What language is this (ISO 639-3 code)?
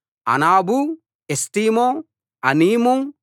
tel